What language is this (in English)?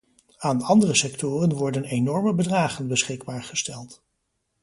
Dutch